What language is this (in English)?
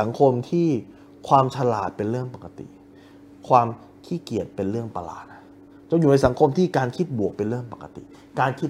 Thai